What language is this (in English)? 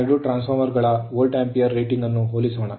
Kannada